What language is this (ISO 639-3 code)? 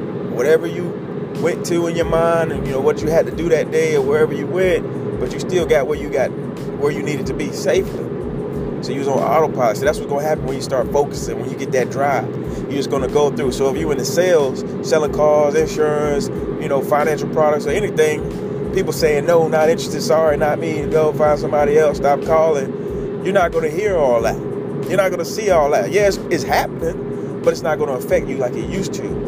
eng